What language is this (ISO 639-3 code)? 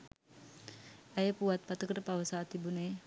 sin